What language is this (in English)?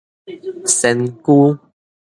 Min Nan Chinese